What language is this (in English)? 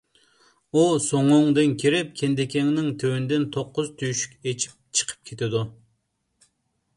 Uyghur